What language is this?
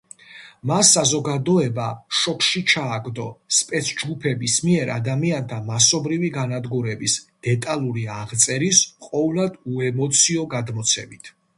Georgian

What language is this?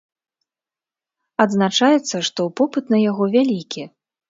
Belarusian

